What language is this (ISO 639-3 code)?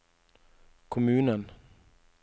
nor